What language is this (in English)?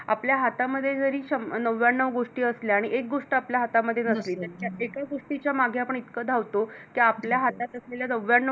Marathi